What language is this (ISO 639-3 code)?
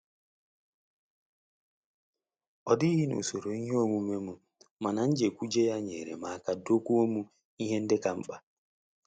ibo